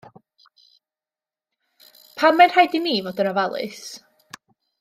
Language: Welsh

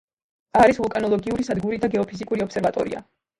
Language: Georgian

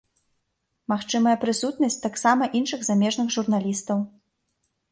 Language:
Belarusian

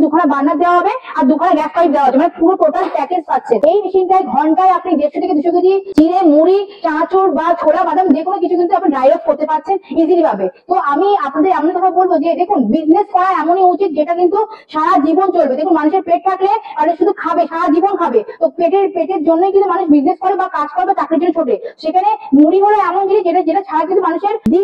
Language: Bangla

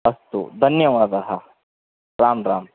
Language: Sanskrit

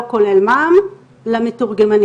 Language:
Hebrew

